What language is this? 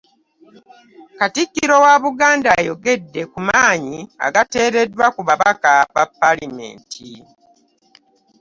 Ganda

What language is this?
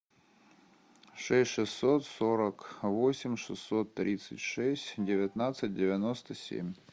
Russian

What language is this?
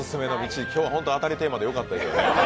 Japanese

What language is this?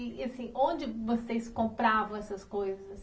Portuguese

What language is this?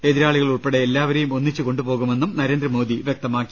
Malayalam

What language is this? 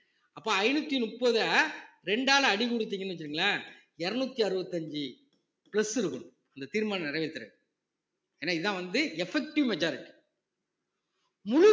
Tamil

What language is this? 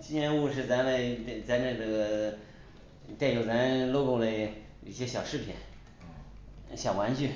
Chinese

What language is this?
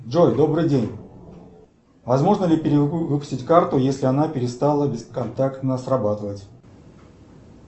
Russian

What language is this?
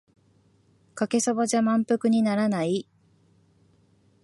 Japanese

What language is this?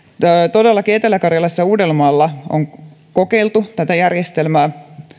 Finnish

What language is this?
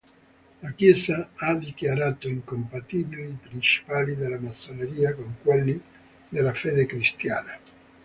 Italian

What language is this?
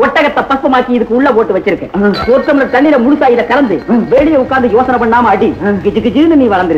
Tamil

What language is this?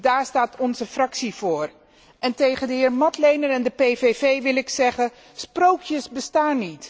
Dutch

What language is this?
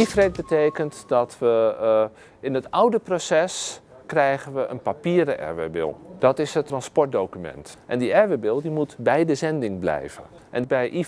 Dutch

